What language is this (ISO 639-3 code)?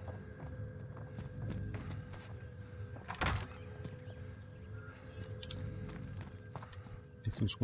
por